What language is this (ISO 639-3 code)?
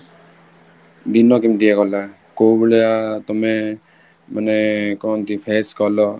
ori